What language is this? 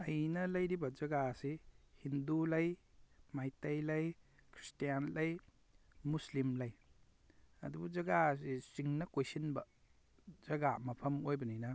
Manipuri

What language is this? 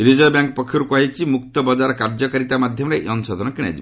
Odia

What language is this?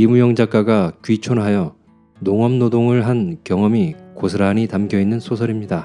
Korean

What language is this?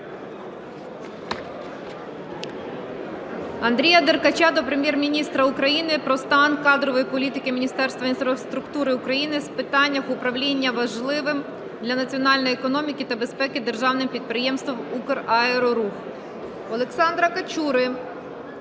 Ukrainian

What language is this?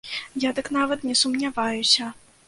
Belarusian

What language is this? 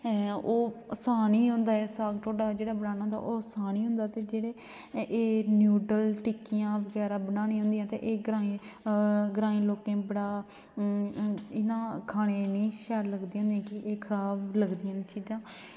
Dogri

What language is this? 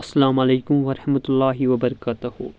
Kashmiri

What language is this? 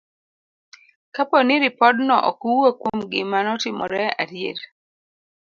Luo (Kenya and Tanzania)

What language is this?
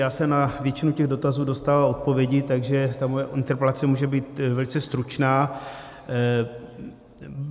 Czech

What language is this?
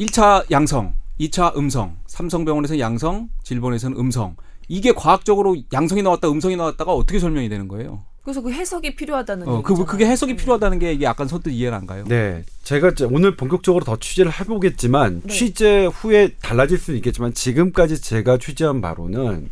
Korean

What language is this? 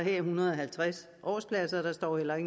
Danish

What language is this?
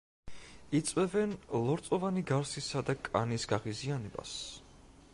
Georgian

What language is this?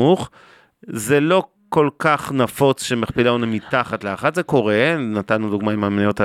Hebrew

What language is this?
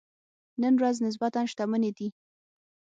Pashto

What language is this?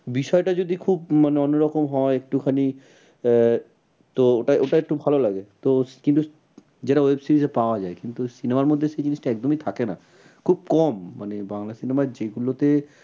Bangla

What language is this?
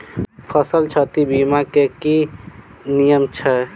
Maithili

